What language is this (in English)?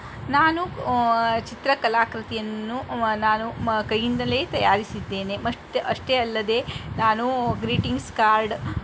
Kannada